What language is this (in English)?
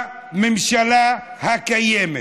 Hebrew